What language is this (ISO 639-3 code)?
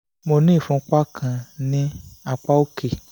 yor